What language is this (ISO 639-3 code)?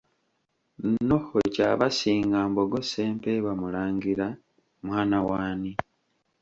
lug